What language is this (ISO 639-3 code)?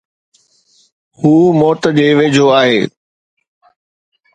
snd